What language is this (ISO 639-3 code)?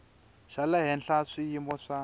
tso